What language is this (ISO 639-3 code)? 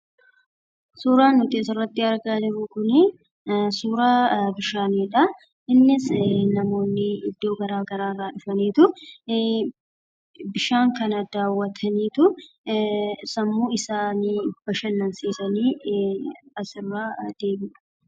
orm